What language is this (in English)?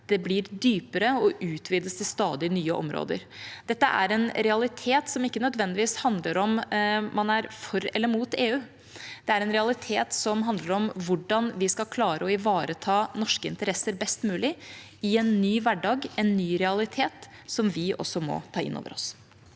Norwegian